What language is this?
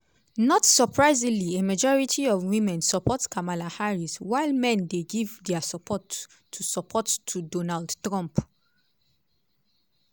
Nigerian Pidgin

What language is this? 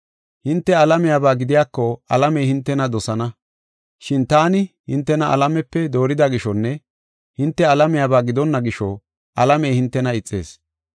Gofa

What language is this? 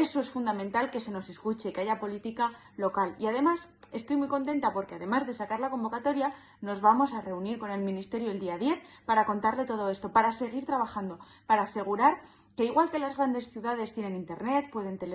Spanish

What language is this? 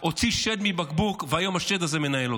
Hebrew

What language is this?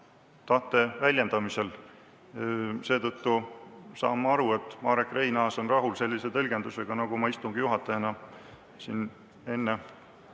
Estonian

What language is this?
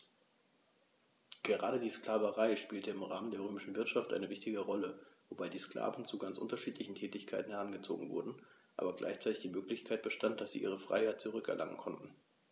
German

